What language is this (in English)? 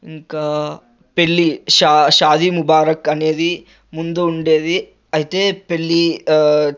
Telugu